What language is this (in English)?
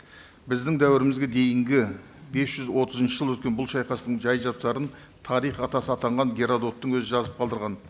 Kazakh